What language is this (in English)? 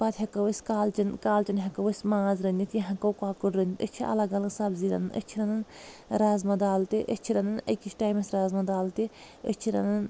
Kashmiri